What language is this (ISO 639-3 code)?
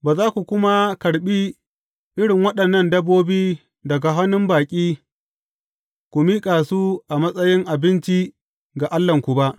hau